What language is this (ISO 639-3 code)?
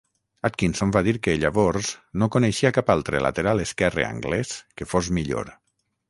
cat